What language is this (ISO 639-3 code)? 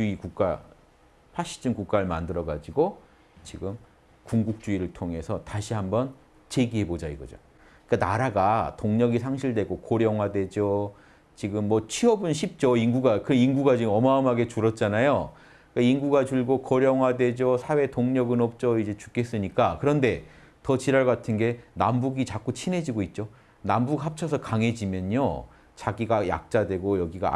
kor